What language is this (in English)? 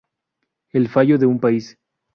Spanish